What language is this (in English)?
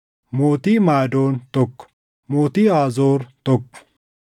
Oromo